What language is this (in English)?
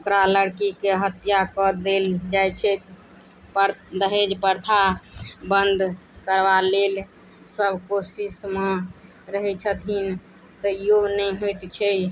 Maithili